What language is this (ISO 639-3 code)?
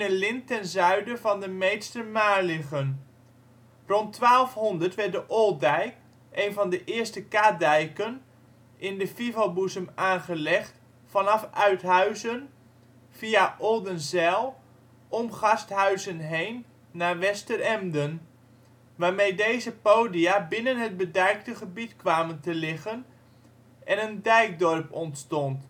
nld